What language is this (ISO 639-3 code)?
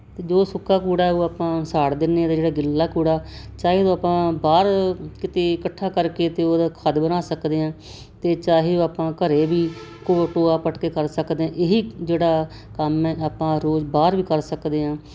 pan